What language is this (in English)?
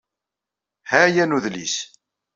Kabyle